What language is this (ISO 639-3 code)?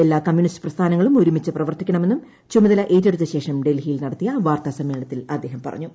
mal